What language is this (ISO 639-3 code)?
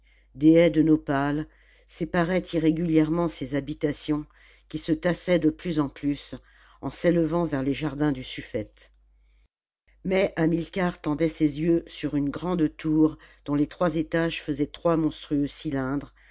fra